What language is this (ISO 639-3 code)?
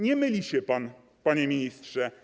pol